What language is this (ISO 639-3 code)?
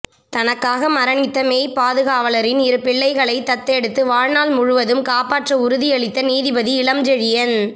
tam